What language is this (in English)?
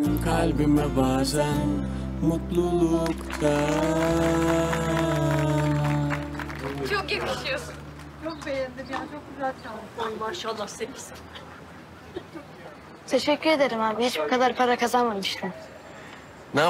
Turkish